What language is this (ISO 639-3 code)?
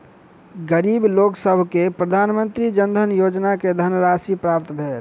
mai